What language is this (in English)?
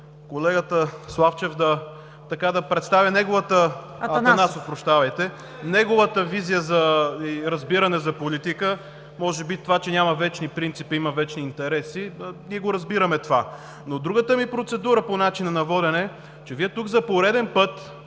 Bulgarian